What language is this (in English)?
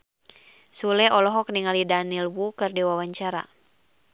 Sundanese